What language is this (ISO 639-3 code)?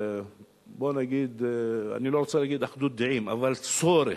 heb